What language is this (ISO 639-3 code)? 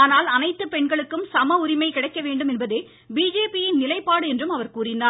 tam